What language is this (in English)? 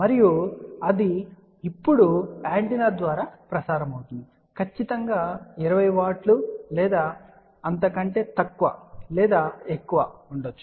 Telugu